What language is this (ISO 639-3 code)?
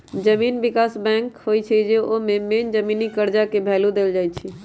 mag